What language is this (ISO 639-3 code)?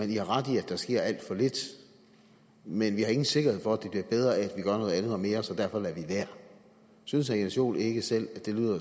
dan